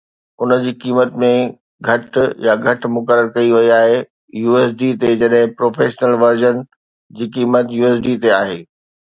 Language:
Sindhi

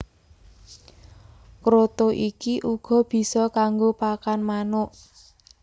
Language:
Javanese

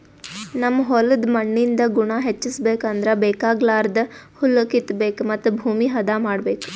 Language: Kannada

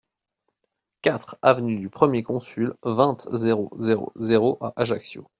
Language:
French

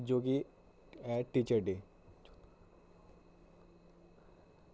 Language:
Dogri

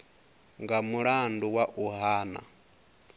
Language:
Venda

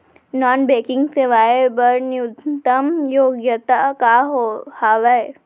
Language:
Chhattisgarhi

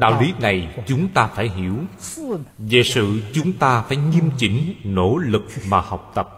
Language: Vietnamese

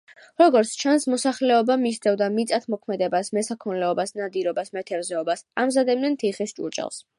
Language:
Georgian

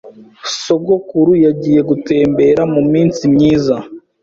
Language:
Kinyarwanda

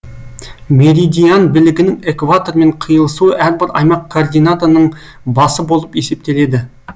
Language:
Kazakh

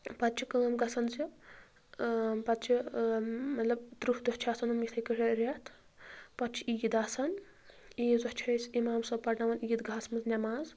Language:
Kashmiri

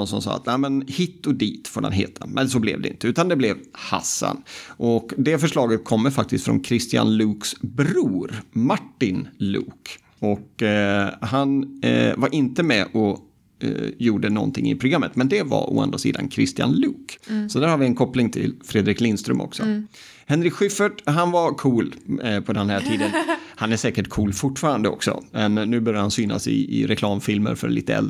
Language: Swedish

